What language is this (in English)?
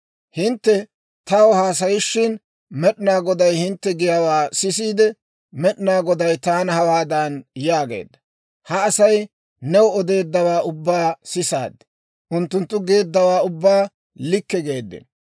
Dawro